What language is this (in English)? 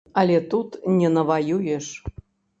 Belarusian